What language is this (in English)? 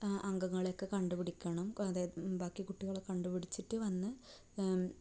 Malayalam